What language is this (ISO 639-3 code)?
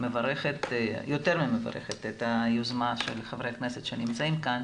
heb